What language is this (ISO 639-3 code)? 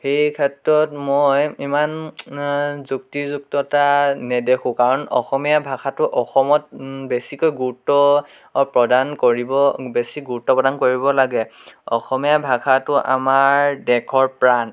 asm